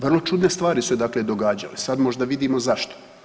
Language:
Croatian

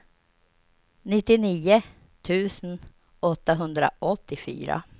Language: Swedish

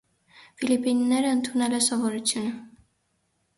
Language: Armenian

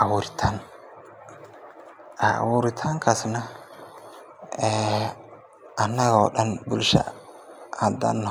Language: Somali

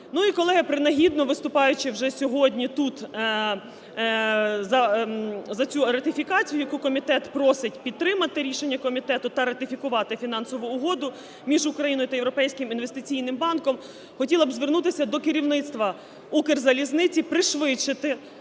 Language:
Ukrainian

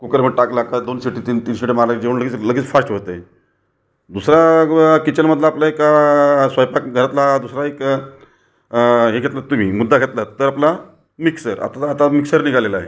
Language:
Marathi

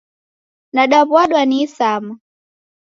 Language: Taita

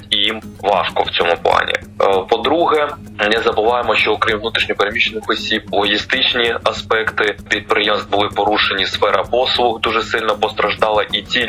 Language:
Ukrainian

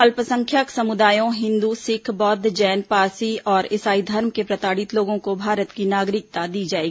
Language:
Hindi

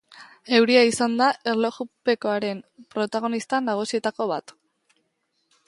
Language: Basque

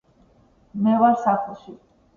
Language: Georgian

